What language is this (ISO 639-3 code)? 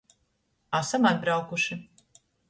ltg